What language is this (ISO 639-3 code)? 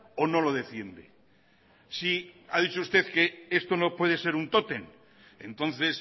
spa